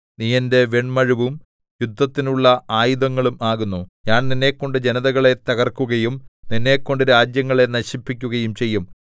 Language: Malayalam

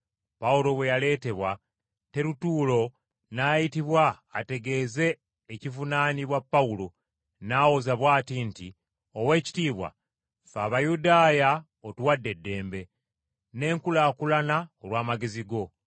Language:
Ganda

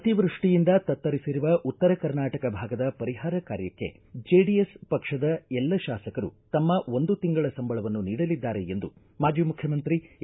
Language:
Kannada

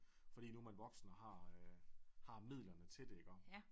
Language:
Danish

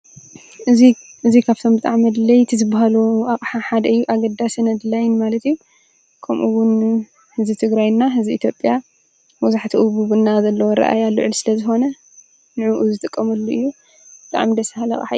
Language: Tigrinya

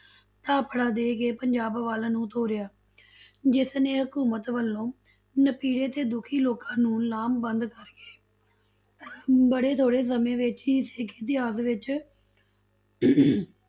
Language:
Punjabi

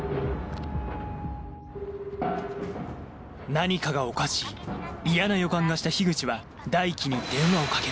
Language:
Japanese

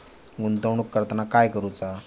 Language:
Marathi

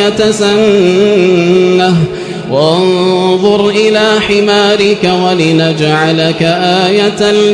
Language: Arabic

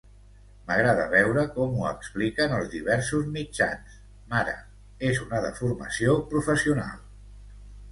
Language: Catalan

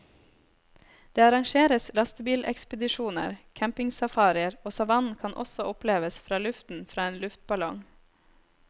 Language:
Norwegian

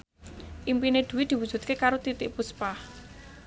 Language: Javanese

